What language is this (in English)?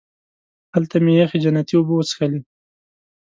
Pashto